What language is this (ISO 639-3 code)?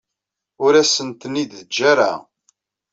kab